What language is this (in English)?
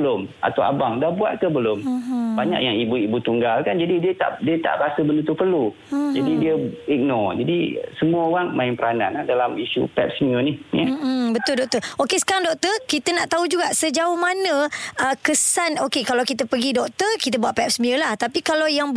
Malay